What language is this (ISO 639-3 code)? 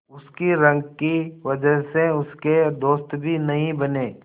hin